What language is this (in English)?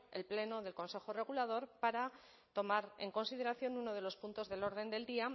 Spanish